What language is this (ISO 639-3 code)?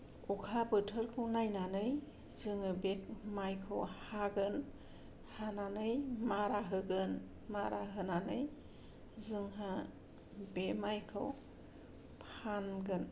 brx